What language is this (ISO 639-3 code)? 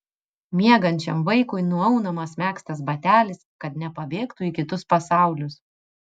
lit